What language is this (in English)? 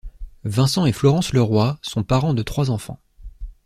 French